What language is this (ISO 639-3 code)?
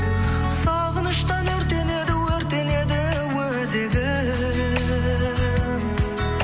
kaz